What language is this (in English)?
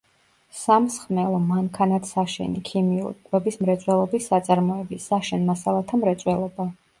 Georgian